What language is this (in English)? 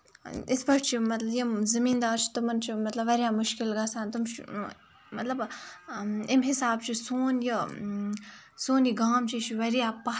Kashmiri